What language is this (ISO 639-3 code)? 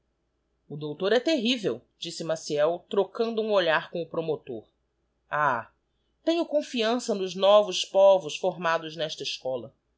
por